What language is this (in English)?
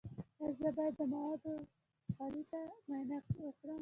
Pashto